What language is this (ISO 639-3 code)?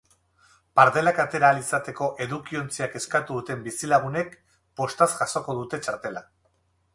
eus